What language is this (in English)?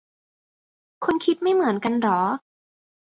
Thai